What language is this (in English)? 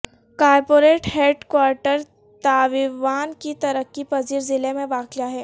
Urdu